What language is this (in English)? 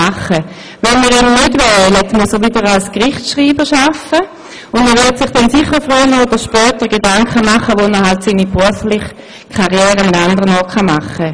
Swiss German